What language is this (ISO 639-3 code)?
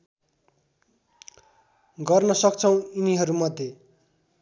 nep